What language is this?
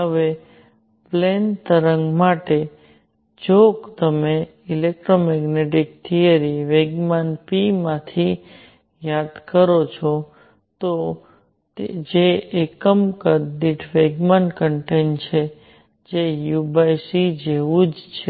Gujarati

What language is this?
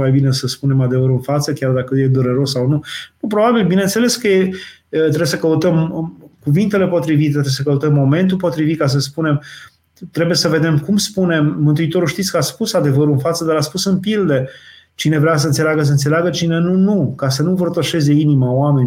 Romanian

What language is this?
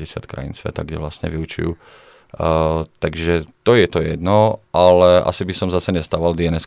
Czech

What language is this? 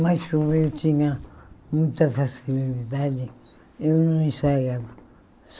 Portuguese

